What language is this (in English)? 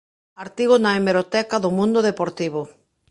Galician